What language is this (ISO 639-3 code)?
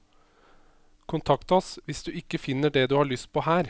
nor